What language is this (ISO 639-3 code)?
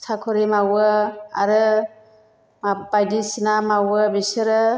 brx